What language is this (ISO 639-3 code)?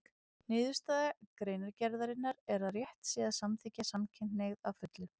isl